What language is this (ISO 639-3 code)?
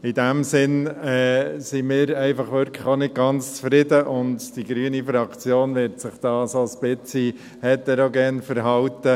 gsw